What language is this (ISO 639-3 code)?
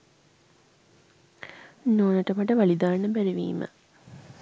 sin